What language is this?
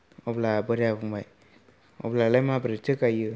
Bodo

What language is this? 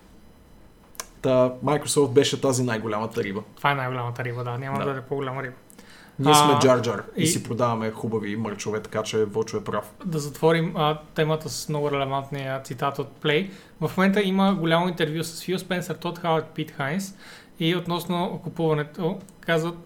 Bulgarian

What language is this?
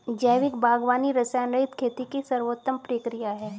Hindi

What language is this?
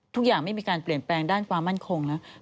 Thai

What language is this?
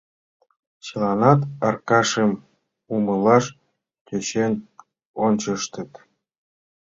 Mari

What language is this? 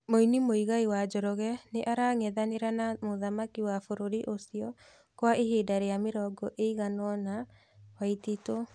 Kikuyu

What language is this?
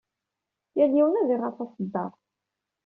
Kabyle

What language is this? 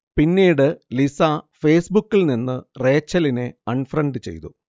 Malayalam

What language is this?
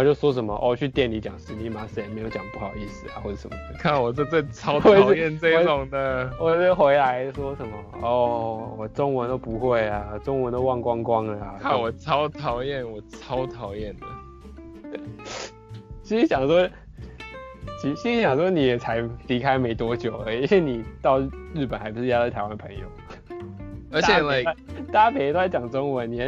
Chinese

